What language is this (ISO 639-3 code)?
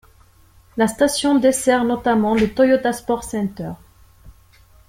fra